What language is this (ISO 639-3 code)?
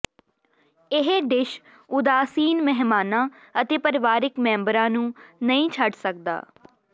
pan